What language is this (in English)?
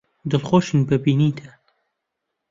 Central Kurdish